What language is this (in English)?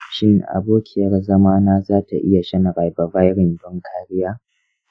Hausa